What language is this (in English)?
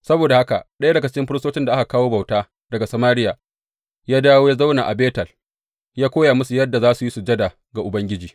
Hausa